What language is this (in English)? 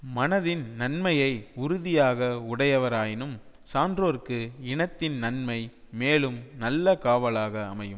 Tamil